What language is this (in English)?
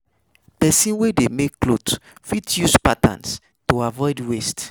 Nigerian Pidgin